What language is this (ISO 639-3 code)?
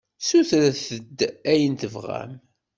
kab